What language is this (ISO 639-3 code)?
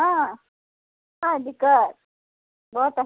mai